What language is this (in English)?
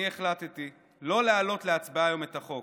Hebrew